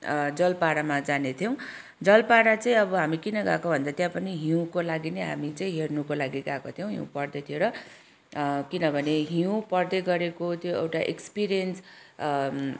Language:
Nepali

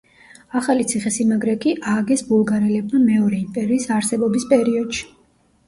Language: Georgian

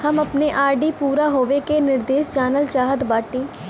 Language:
Bhojpuri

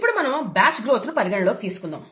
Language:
Telugu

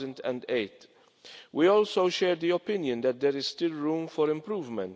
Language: English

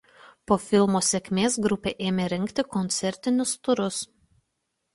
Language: Lithuanian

